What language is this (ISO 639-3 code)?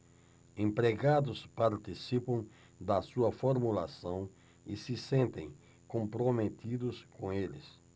por